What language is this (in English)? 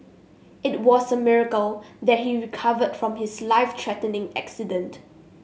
English